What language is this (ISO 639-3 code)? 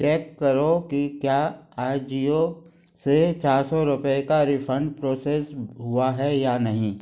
hin